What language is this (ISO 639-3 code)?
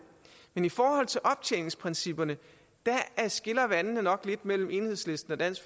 dan